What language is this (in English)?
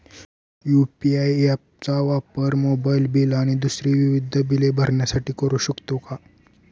Marathi